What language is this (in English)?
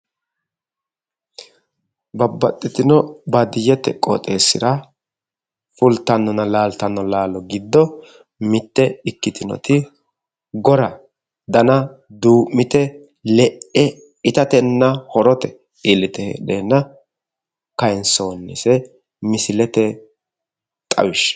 Sidamo